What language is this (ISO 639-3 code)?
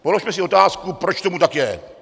ces